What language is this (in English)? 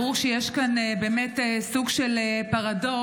Hebrew